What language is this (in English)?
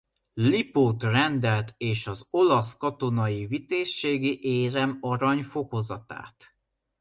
Hungarian